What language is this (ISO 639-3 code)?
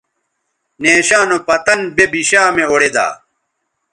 btv